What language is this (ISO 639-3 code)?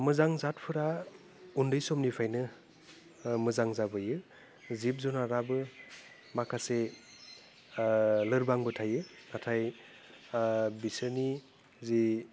brx